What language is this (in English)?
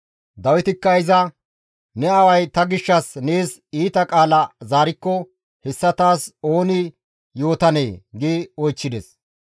Gamo